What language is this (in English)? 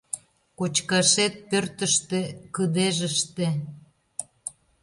Mari